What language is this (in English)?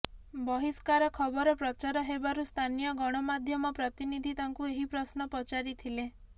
Odia